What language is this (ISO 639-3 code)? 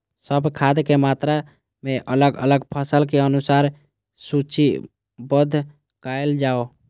mai